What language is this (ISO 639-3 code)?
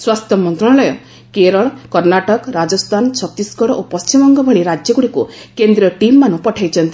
ori